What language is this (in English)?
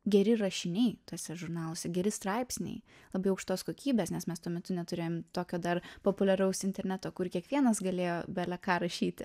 Lithuanian